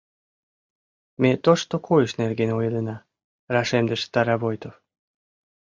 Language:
Mari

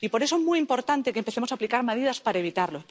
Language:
Spanish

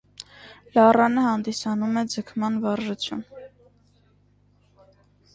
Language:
Armenian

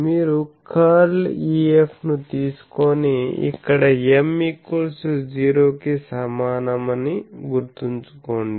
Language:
Telugu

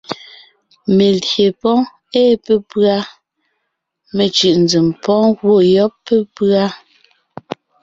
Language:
Ngiemboon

